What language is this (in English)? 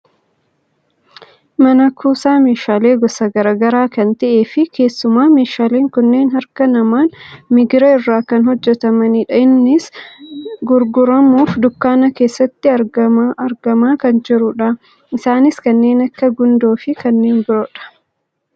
Oromo